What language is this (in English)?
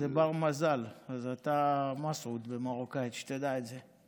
Hebrew